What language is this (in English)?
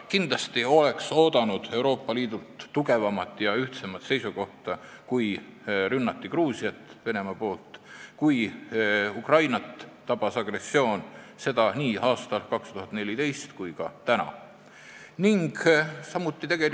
Estonian